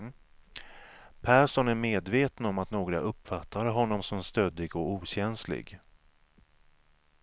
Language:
Swedish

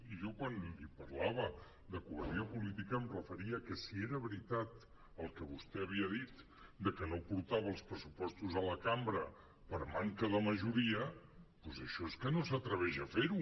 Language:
Catalan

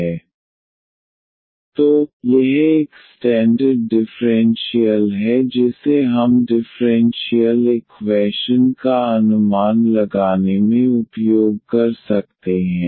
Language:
Hindi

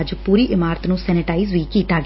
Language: Punjabi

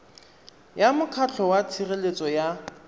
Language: Tswana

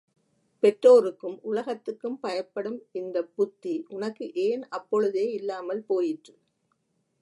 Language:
Tamil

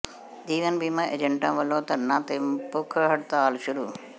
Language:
Punjabi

